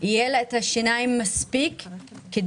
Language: Hebrew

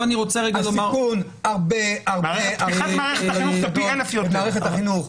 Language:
Hebrew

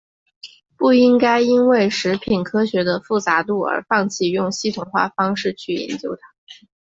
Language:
Chinese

